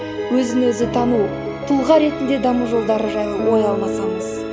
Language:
Kazakh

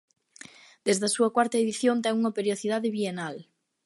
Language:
Galician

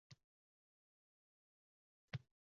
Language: Uzbek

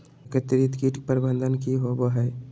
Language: Magahi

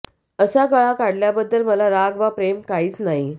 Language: Marathi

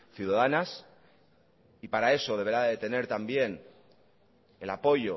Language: Spanish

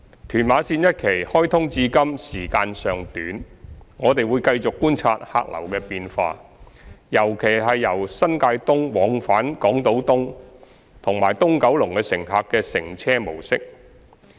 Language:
Cantonese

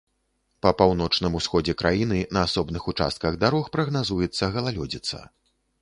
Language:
Belarusian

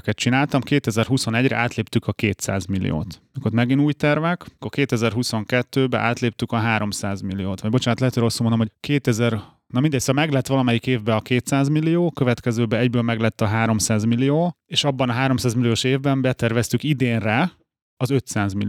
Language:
Hungarian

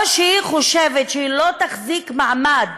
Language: Hebrew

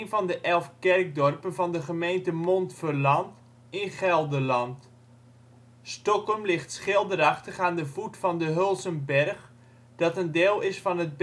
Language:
Dutch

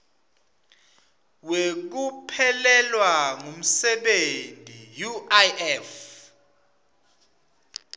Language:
Swati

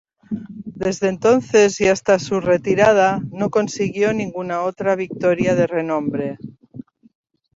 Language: Spanish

